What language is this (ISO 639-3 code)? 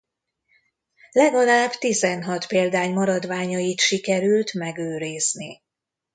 hun